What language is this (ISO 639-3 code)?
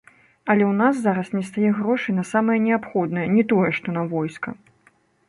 bel